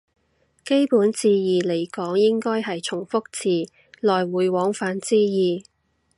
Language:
Cantonese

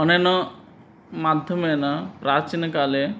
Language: Sanskrit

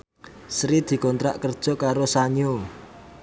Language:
Javanese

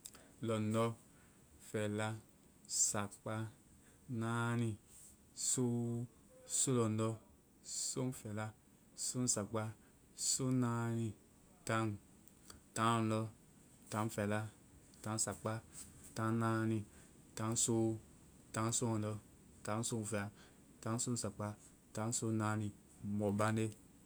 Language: Vai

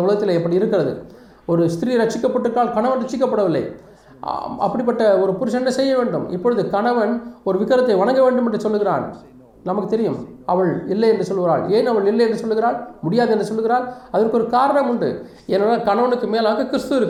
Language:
Tamil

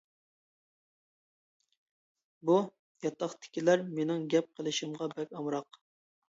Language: Uyghur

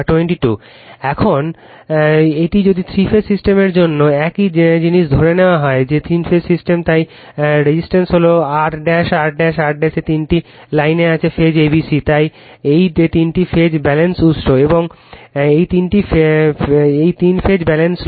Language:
Bangla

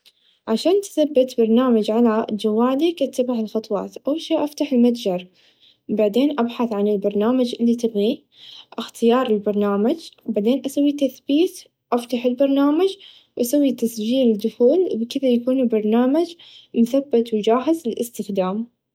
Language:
Najdi Arabic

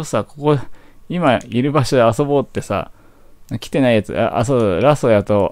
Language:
Japanese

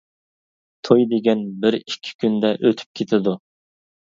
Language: Uyghur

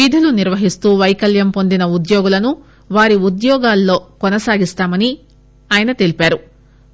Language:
Telugu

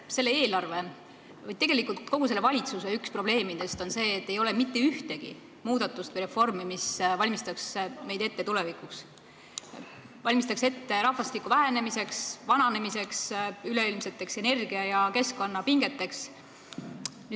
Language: Estonian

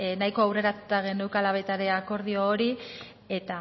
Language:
Basque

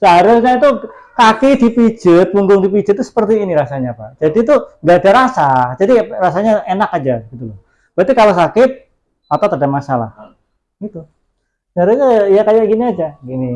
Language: Indonesian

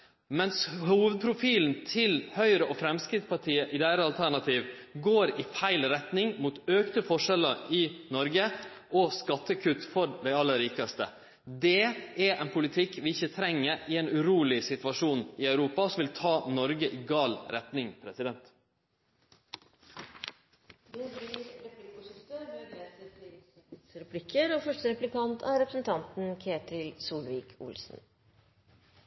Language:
Norwegian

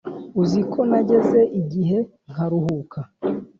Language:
Kinyarwanda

